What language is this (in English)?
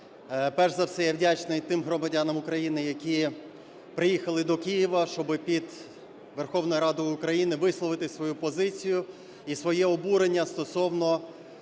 Ukrainian